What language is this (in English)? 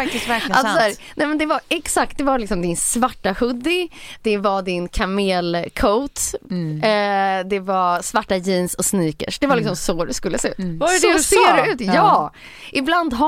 Swedish